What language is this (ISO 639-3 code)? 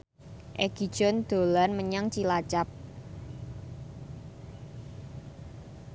jav